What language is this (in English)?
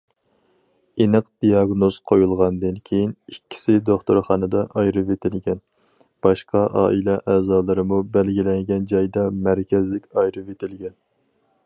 Uyghur